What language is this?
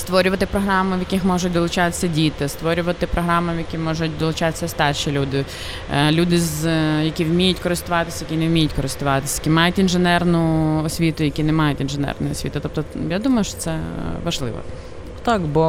Ukrainian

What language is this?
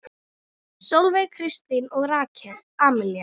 Icelandic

